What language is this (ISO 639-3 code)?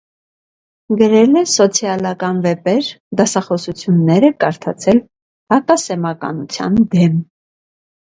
hye